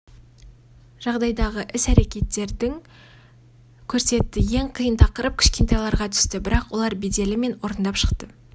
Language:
Kazakh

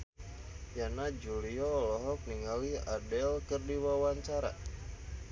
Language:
Sundanese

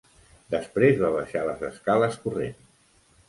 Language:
Catalan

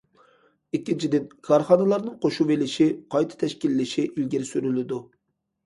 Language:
Uyghur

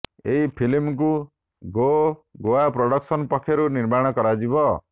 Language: Odia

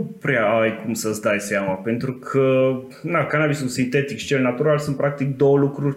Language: Romanian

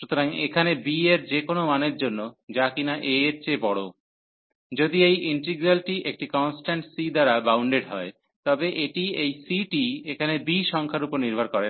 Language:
Bangla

